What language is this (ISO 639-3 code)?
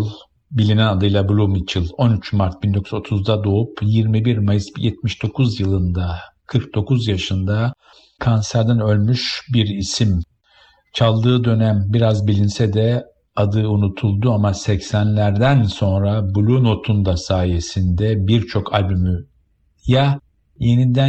tur